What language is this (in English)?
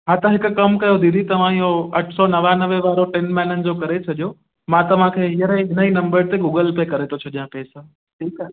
Sindhi